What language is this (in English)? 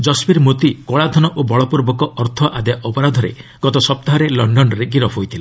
Odia